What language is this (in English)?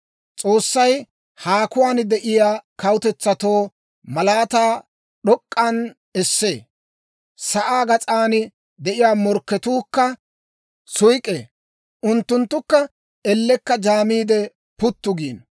Dawro